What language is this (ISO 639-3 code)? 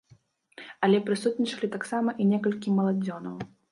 bel